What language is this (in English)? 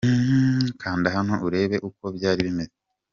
Kinyarwanda